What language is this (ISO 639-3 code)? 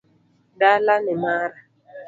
luo